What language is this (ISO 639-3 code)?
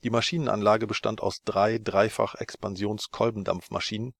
deu